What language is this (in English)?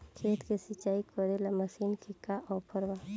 Bhojpuri